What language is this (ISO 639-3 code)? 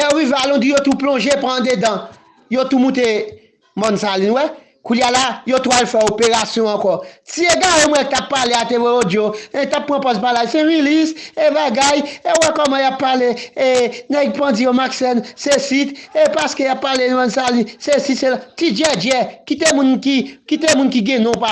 fra